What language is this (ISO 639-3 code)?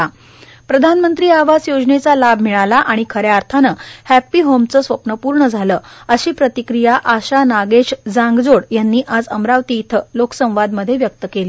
mar